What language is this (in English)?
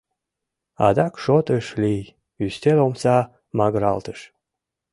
Mari